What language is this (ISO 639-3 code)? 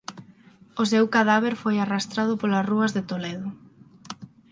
glg